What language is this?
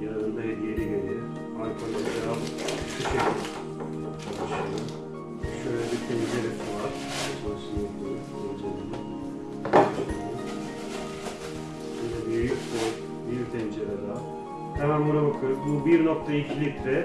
Turkish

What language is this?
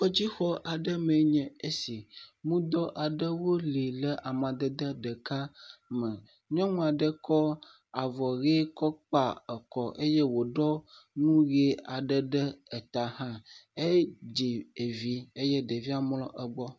Ewe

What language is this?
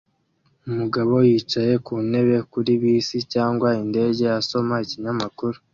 Kinyarwanda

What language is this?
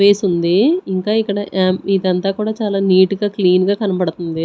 Telugu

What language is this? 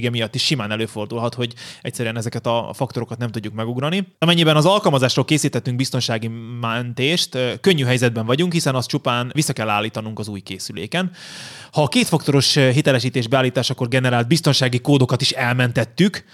Hungarian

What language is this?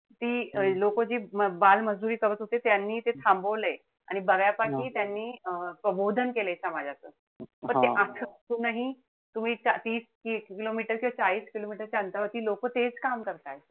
Marathi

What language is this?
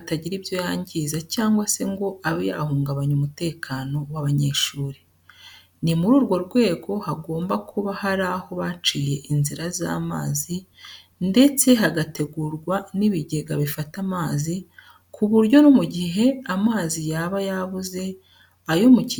Kinyarwanda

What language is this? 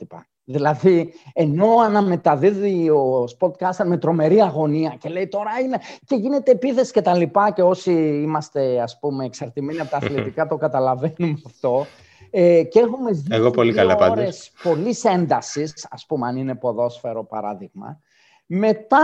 Greek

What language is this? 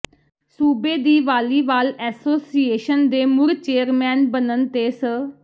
Punjabi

